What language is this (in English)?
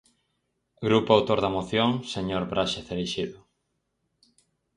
Galician